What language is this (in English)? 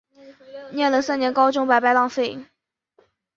Chinese